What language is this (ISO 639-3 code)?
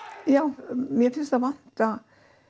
isl